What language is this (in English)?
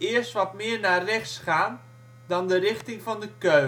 Dutch